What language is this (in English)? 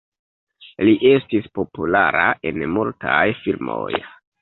Esperanto